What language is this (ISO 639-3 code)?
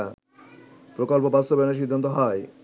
ben